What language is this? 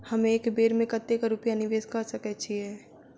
Maithili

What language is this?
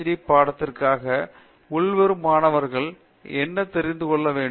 Tamil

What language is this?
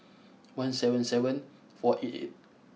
English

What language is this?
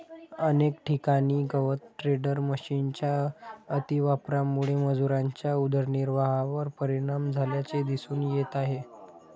Marathi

